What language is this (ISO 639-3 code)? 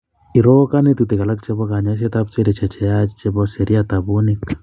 kln